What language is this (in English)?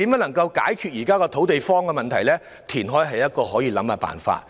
Cantonese